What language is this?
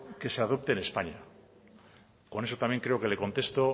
Spanish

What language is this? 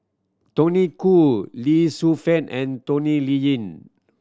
English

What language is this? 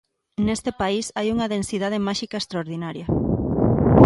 Galician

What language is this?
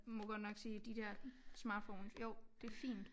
Danish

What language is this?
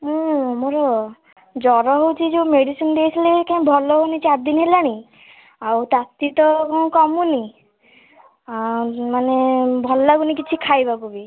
Odia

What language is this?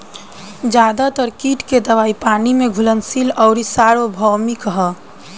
Bhojpuri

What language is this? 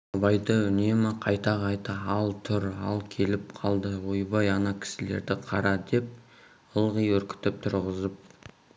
Kazakh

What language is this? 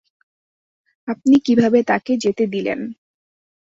Bangla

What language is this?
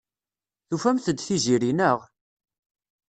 Kabyle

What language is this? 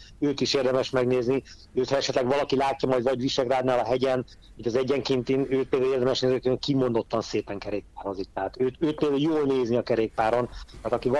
Hungarian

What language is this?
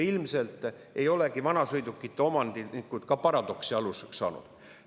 Estonian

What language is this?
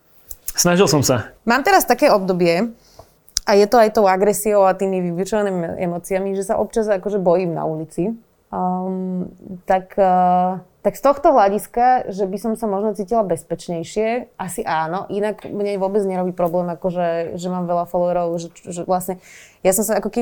Slovak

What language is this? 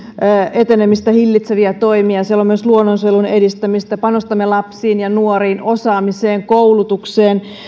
Finnish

